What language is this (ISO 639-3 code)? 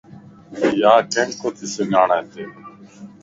lss